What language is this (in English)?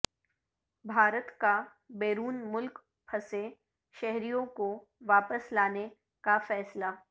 Urdu